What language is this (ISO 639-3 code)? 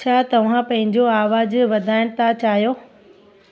snd